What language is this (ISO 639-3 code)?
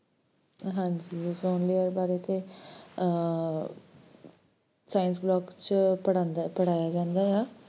pan